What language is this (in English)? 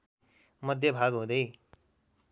Nepali